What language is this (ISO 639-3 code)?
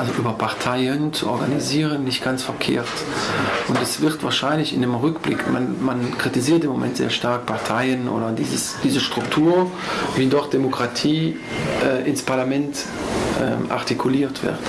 deu